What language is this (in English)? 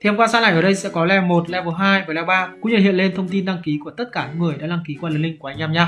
Vietnamese